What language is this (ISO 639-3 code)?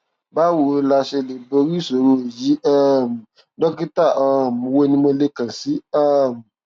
yor